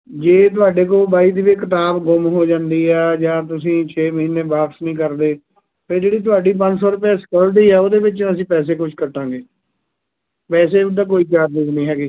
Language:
Punjabi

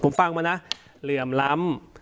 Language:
Thai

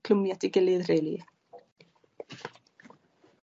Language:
Welsh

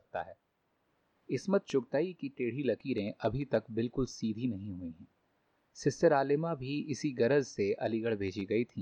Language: Hindi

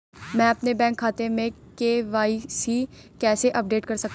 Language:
Hindi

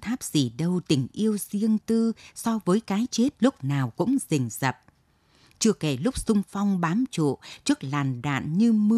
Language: Vietnamese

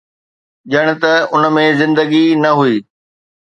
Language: Sindhi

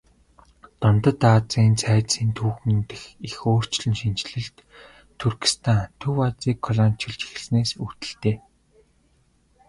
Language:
Mongolian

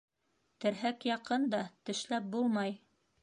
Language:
Bashkir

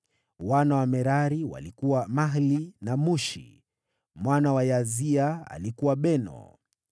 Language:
Swahili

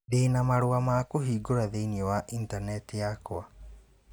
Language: Kikuyu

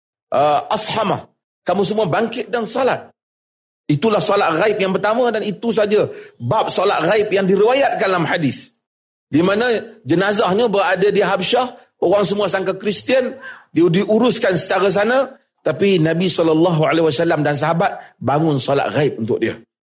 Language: Malay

